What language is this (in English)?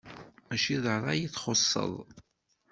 Kabyle